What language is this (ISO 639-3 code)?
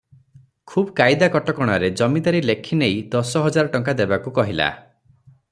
ori